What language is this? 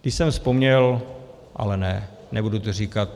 Czech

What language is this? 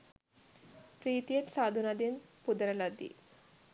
Sinhala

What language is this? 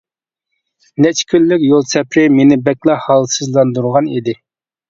Uyghur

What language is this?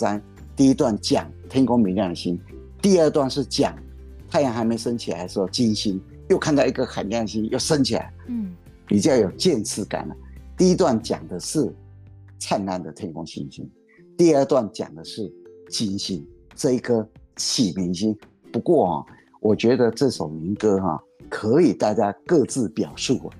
Chinese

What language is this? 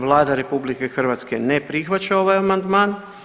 Croatian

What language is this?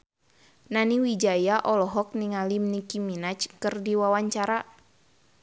Sundanese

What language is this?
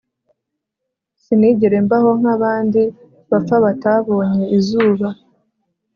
Kinyarwanda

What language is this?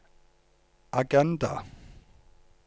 Norwegian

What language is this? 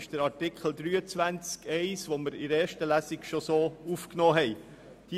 Swiss German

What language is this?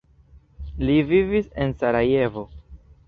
Esperanto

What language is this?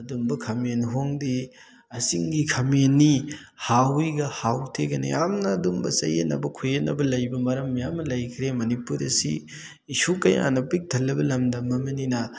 Manipuri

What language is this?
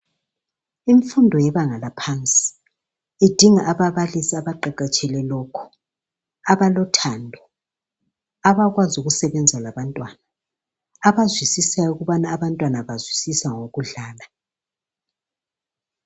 North Ndebele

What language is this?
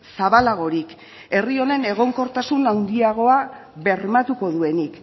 Basque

